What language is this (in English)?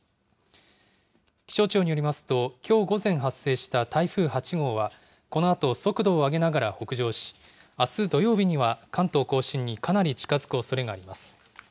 Japanese